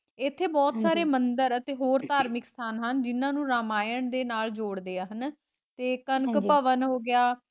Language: Punjabi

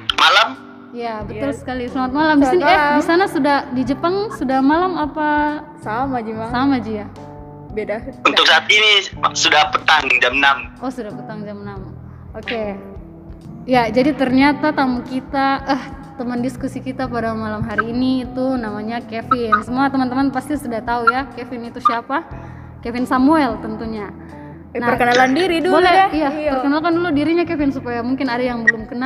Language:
Indonesian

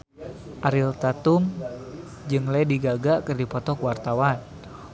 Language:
Sundanese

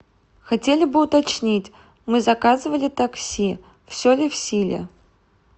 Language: Russian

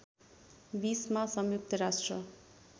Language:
Nepali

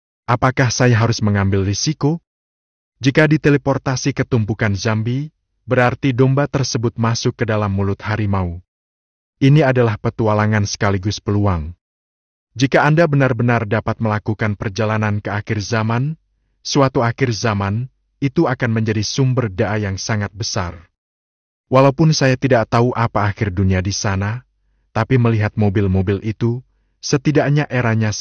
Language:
Indonesian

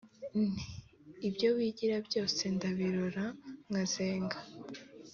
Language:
Kinyarwanda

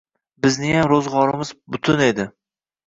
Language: Uzbek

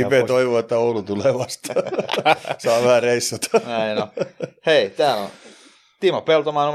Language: Finnish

